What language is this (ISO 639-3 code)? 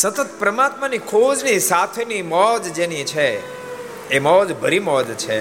guj